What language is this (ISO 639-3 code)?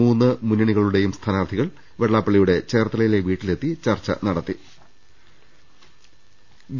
mal